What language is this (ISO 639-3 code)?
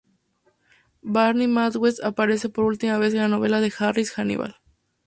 spa